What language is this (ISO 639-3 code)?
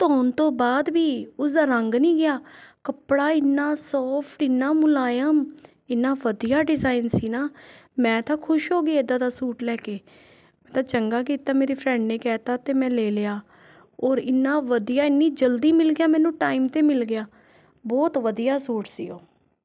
pan